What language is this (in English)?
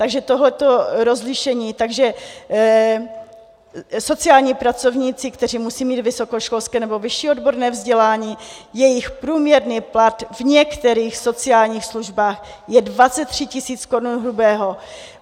Czech